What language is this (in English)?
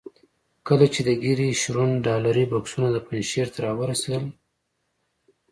Pashto